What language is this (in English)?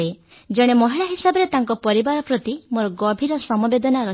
Odia